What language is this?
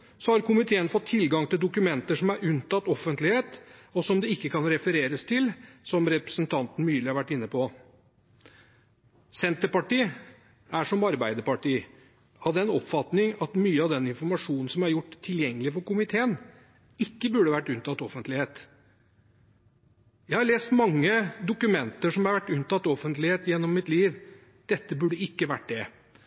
Norwegian Bokmål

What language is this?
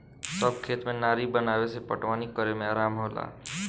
Bhojpuri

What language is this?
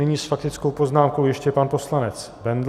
Czech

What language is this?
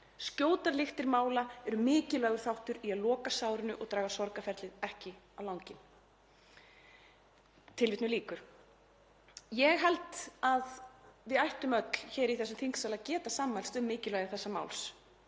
Icelandic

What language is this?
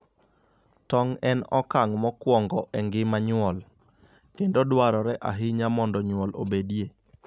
Luo (Kenya and Tanzania)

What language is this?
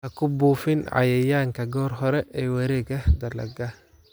Somali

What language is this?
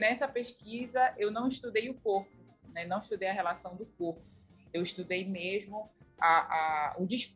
Portuguese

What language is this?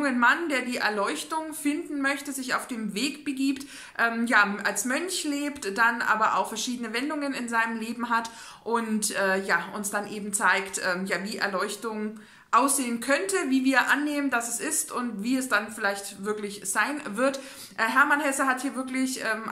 German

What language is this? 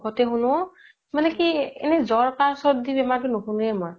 Assamese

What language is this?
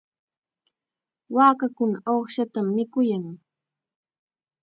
Chiquián Ancash Quechua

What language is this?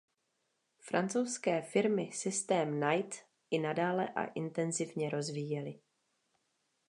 Czech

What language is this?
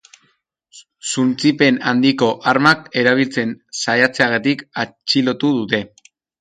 Basque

